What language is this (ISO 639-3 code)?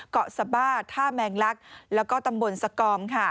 tha